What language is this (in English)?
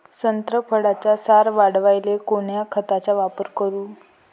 Marathi